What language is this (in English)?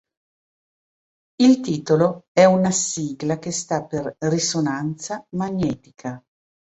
Italian